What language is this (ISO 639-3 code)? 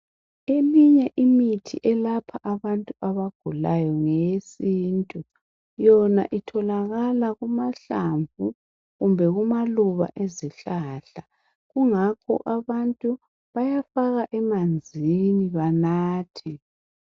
nde